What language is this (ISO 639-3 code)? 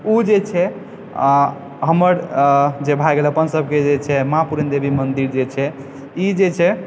mai